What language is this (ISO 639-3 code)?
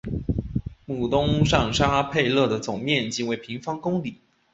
zho